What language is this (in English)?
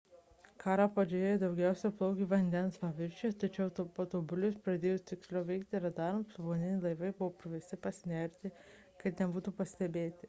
Lithuanian